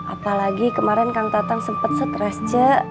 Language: Indonesian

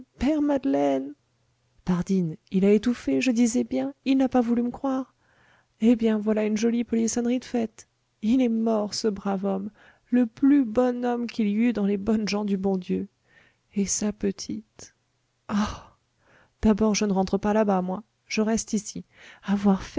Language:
French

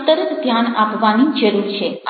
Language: Gujarati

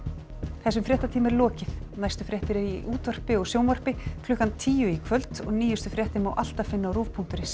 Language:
Icelandic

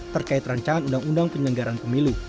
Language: Indonesian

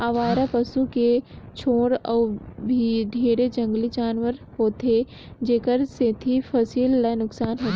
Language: Chhattisgarhi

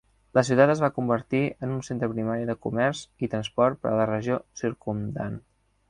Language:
Catalan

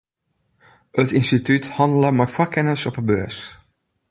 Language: Western Frisian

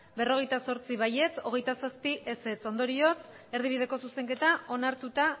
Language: Basque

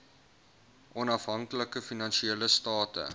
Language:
Afrikaans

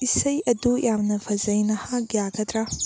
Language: Manipuri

